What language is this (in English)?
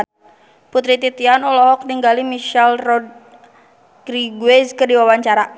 Sundanese